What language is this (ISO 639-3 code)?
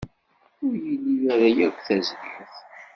kab